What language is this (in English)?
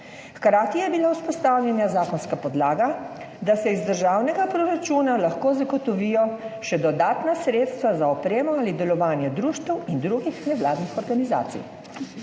Slovenian